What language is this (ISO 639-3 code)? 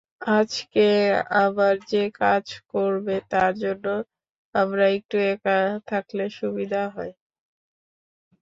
ben